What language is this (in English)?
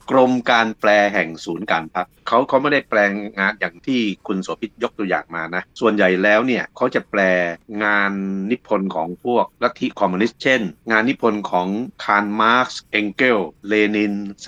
Thai